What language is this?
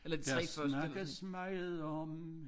Danish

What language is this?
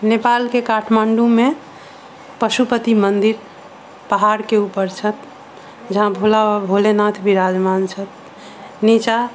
Maithili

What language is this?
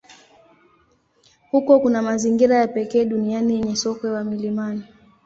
Swahili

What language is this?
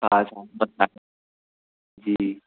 Sindhi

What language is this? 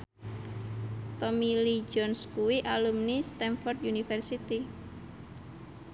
Javanese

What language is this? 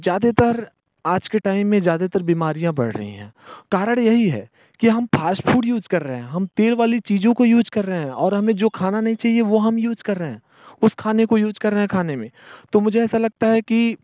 Hindi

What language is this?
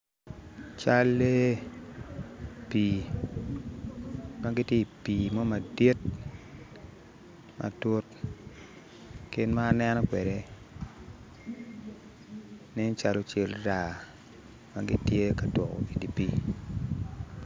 Acoli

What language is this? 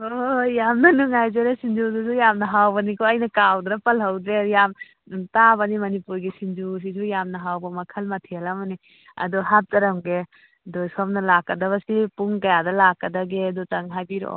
Manipuri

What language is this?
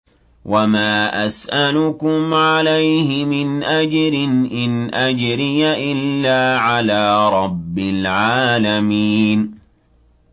Arabic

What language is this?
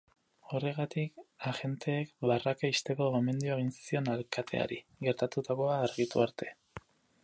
Basque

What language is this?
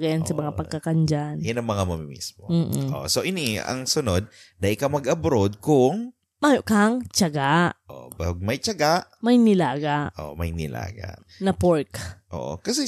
Filipino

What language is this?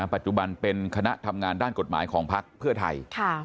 Thai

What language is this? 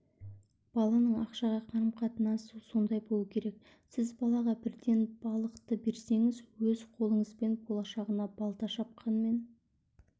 Kazakh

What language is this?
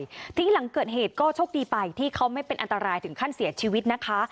Thai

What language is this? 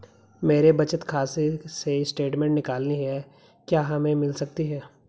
Hindi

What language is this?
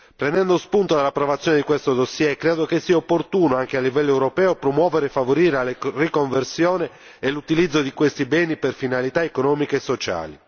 Italian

